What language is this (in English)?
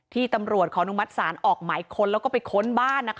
Thai